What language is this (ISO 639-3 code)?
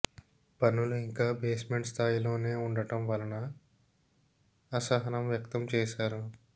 tel